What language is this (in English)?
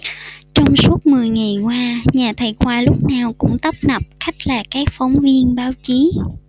Vietnamese